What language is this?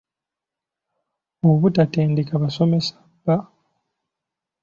Ganda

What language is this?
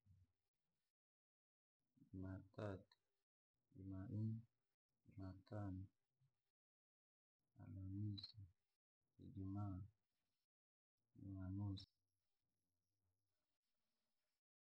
Langi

